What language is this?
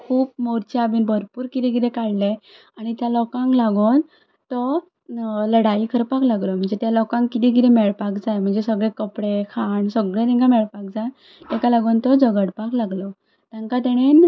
Konkani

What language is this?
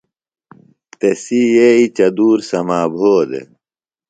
Phalura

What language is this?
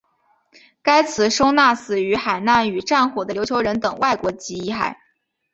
Chinese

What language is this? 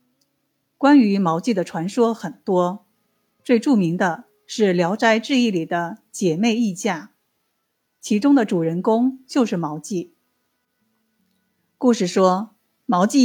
Chinese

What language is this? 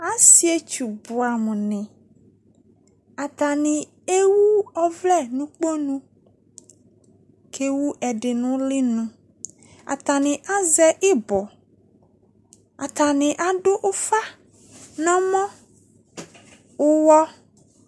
Ikposo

